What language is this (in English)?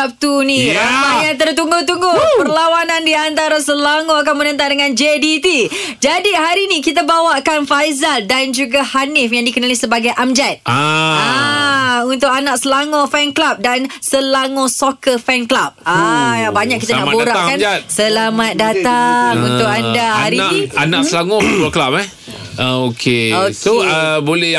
Malay